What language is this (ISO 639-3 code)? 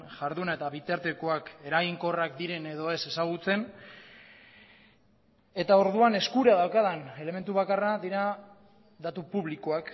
eus